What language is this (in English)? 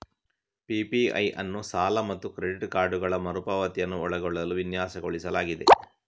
Kannada